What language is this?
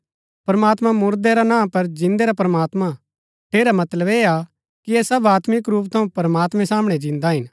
Gaddi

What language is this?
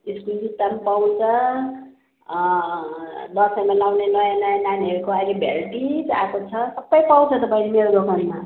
Nepali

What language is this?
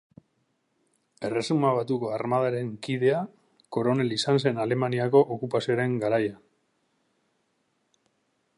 Basque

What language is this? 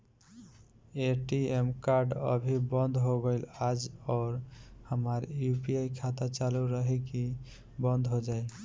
Bhojpuri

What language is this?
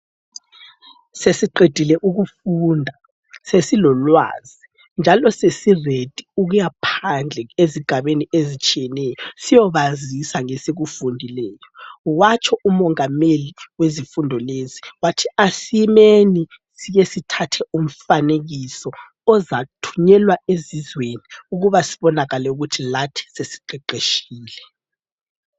North Ndebele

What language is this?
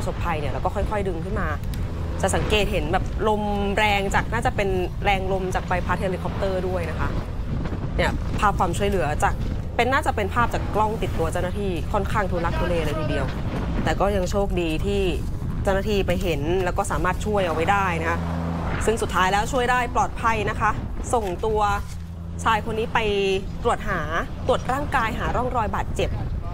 Thai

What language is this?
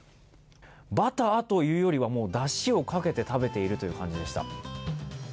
Japanese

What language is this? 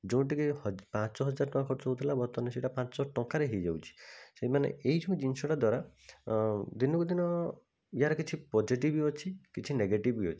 Odia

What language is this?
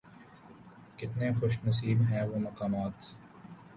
Urdu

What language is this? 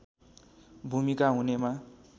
Nepali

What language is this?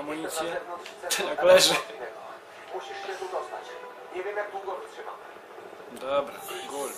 Polish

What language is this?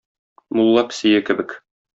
Tatar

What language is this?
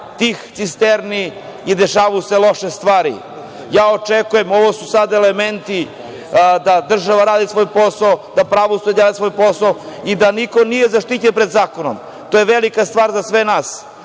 Serbian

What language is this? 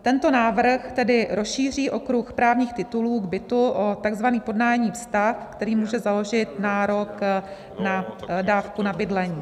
Czech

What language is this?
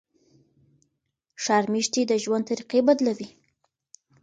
Pashto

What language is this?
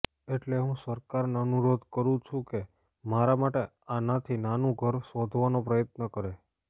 Gujarati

